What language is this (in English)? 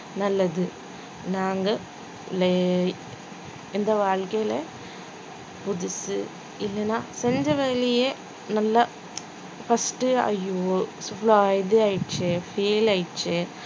Tamil